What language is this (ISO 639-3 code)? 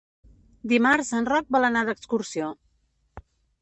cat